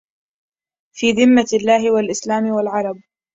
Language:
Arabic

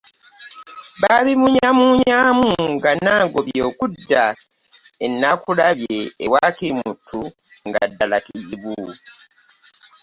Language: Ganda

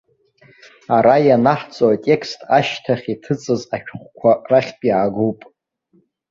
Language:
Abkhazian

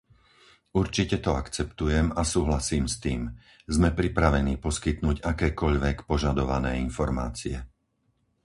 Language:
Slovak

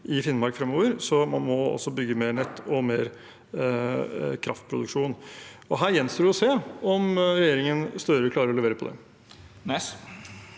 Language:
Norwegian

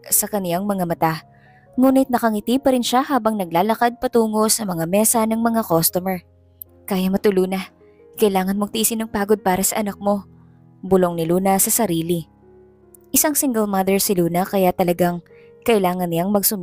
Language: Filipino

